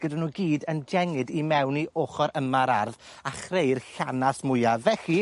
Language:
Welsh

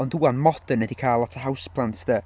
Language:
Welsh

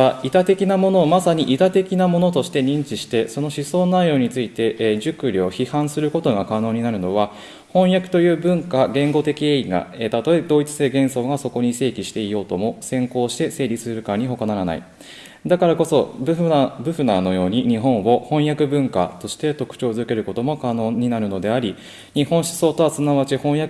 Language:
Japanese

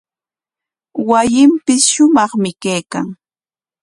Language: Corongo Ancash Quechua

